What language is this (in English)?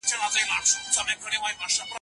Pashto